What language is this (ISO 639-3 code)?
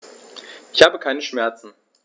deu